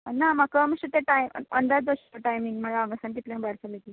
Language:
Konkani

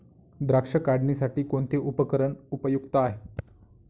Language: Marathi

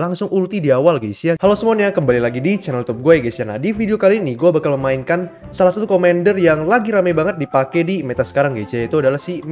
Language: Indonesian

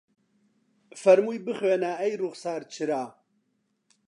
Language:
Central Kurdish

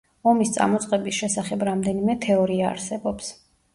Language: Georgian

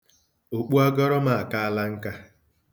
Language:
Igbo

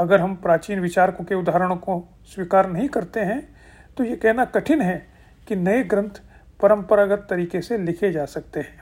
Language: Hindi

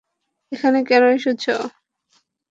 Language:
Bangla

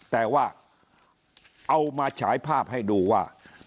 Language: Thai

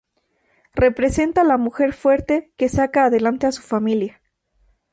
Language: Spanish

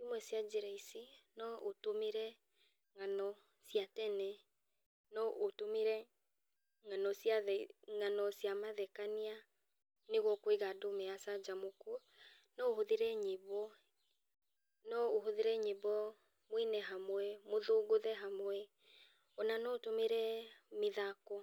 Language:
Kikuyu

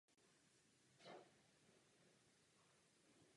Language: Czech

